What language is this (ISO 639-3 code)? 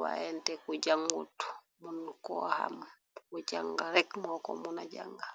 wol